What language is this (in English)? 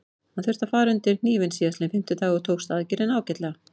Icelandic